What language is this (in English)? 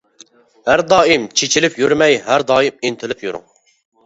Uyghur